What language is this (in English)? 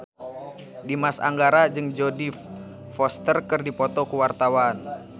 Sundanese